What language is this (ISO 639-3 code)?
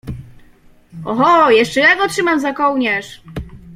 pol